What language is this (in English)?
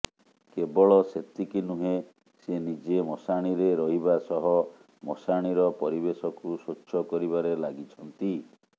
Odia